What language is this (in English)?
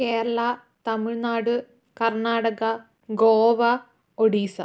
Malayalam